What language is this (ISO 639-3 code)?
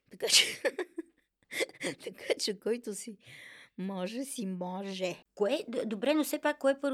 bul